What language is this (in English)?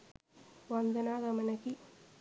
Sinhala